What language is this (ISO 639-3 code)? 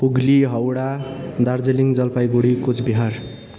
nep